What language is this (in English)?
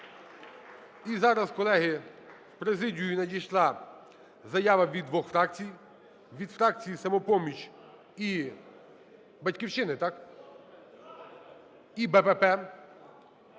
Ukrainian